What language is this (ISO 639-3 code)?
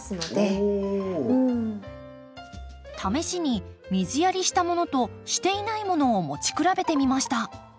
jpn